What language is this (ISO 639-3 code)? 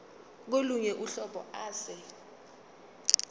zul